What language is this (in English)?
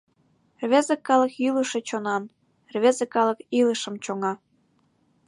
Mari